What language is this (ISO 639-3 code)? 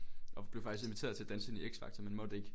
dan